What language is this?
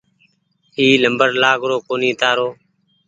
Goaria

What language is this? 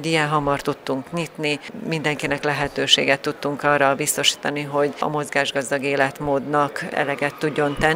Hungarian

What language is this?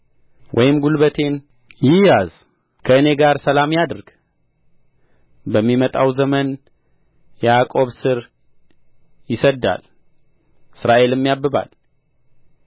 Amharic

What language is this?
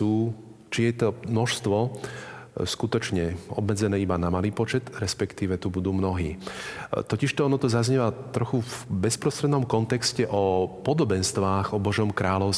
Slovak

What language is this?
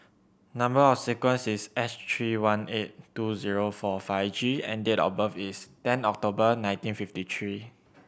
English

